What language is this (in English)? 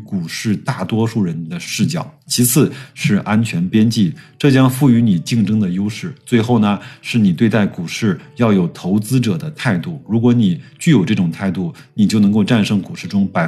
Chinese